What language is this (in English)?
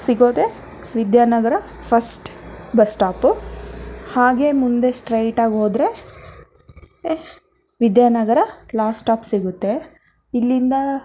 Kannada